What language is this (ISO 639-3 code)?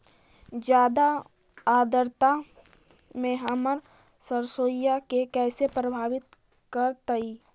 mag